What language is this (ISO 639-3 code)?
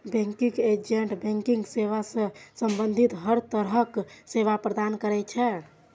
mai